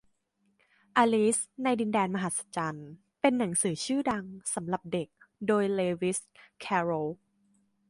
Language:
Thai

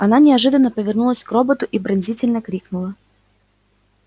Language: Russian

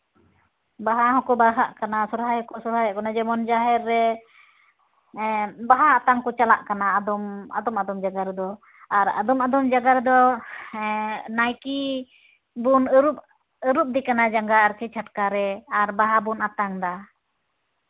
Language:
Santali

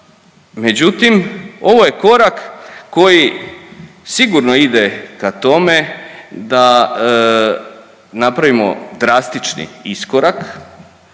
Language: Croatian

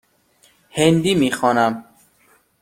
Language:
Persian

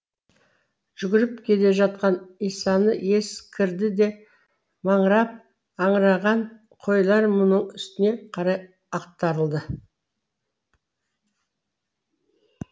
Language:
Kazakh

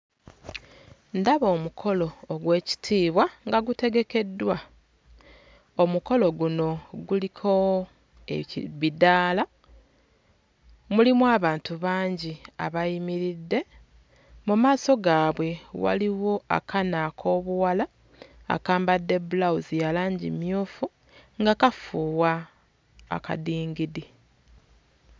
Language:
Ganda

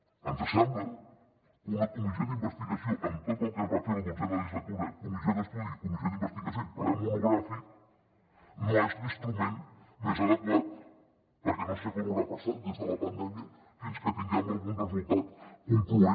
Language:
Catalan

